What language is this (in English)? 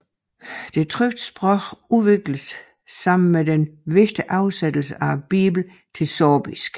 Danish